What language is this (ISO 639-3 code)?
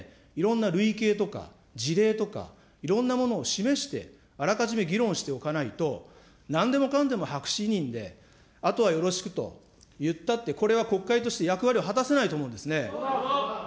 jpn